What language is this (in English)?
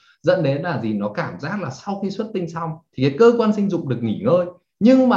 Vietnamese